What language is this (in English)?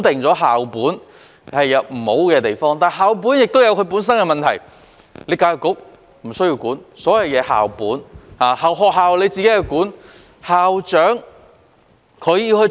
Cantonese